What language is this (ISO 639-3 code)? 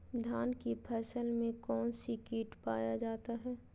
mag